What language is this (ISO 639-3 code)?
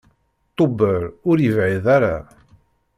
kab